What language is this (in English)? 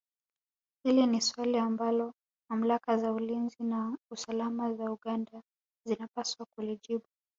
Swahili